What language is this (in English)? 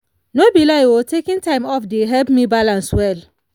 Nigerian Pidgin